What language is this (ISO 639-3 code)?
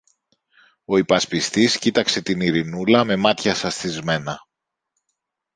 ell